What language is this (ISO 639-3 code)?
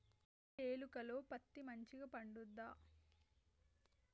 tel